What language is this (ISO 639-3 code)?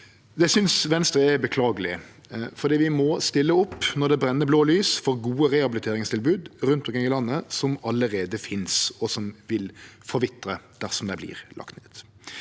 nor